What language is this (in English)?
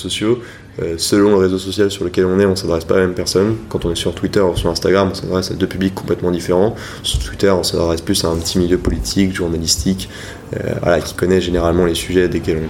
French